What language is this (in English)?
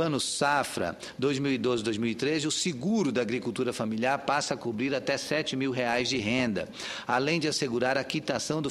Portuguese